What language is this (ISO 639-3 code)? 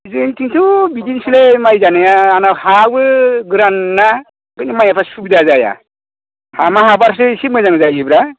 brx